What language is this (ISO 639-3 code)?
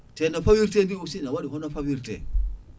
ful